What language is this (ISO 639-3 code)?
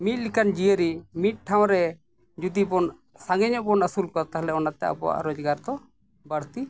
sat